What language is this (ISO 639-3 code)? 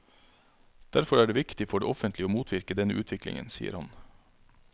nor